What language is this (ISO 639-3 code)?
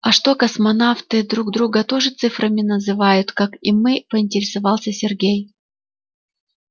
rus